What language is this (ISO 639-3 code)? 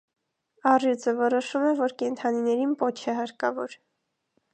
hye